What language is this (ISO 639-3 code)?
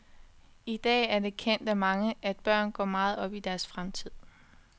dan